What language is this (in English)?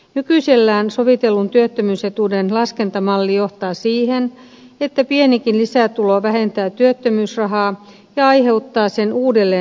Finnish